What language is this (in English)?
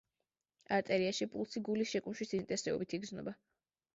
Georgian